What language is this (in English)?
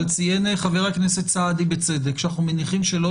Hebrew